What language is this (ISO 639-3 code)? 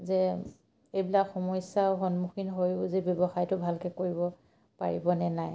asm